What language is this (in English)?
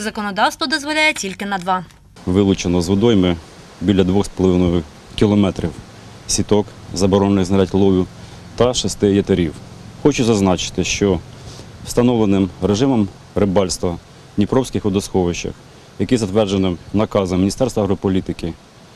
Ukrainian